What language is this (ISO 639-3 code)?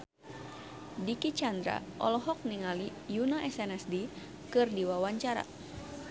sun